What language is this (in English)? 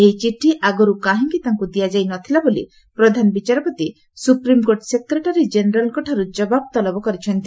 Odia